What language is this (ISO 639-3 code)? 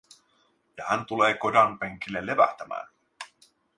fin